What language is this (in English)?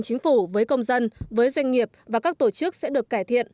Vietnamese